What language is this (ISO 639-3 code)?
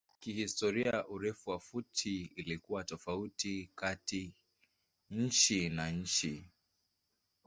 swa